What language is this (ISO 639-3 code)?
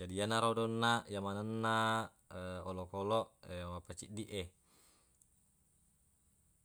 bug